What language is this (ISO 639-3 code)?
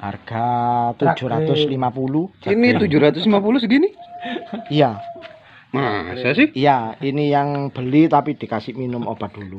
ind